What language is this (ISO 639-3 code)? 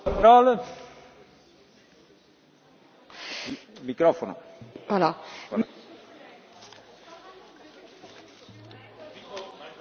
fra